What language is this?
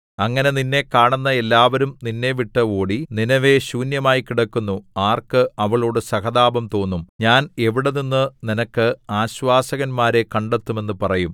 Malayalam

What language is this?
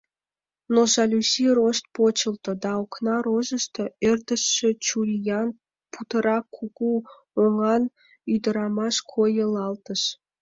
Mari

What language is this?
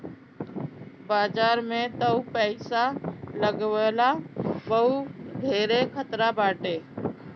Bhojpuri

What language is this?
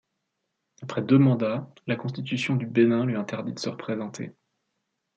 French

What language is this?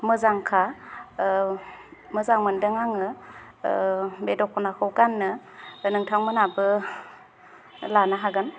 Bodo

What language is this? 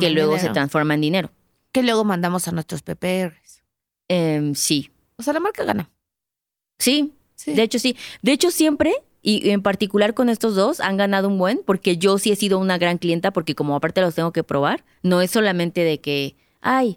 Spanish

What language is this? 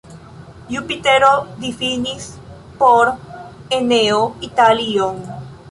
Esperanto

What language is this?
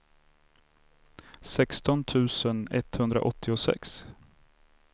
Swedish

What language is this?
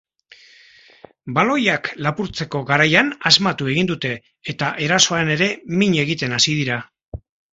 Basque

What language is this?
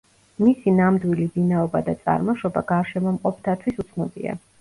Georgian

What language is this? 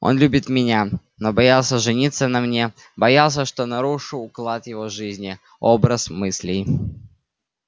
Russian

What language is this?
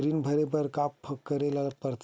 Chhattisgarhi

